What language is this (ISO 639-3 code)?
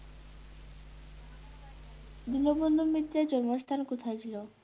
ben